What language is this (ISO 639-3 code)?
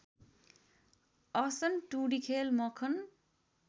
nep